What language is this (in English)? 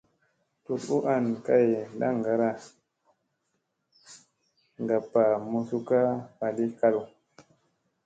Musey